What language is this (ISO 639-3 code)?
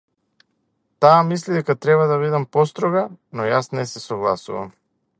mkd